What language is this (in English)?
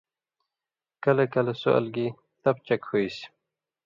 Indus Kohistani